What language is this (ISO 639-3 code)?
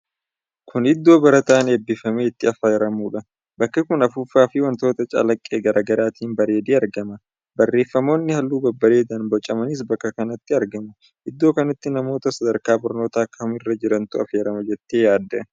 orm